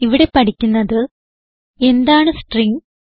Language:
Malayalam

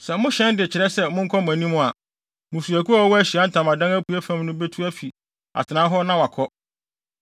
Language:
Akan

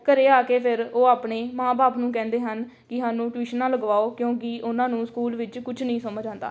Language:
Punjabi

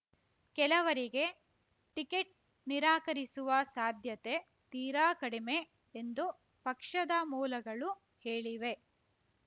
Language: Kannada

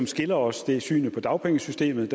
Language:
Danish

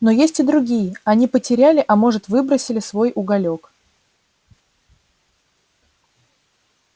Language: Russian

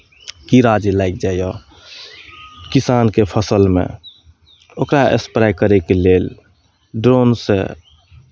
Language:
Maithili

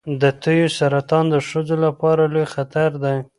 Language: Pashto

